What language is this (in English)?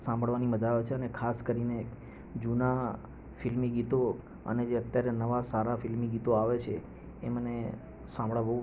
Gujarati